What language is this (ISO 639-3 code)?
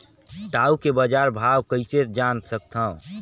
hne